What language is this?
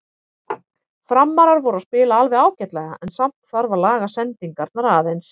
Icelandic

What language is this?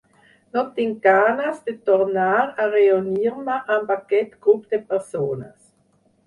Catalan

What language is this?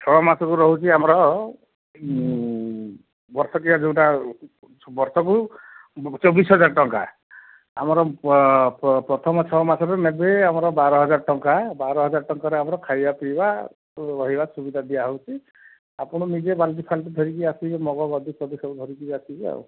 Odia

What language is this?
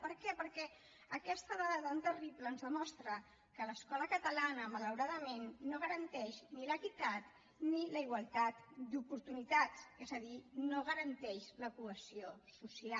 Catalan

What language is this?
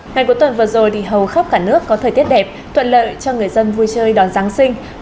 Vietnamese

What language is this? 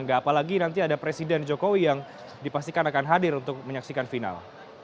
Indonesian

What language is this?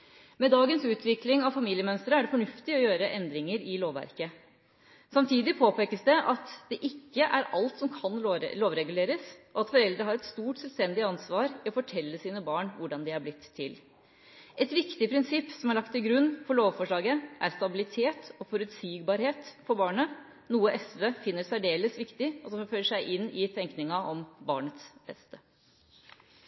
Norwegian Bokmål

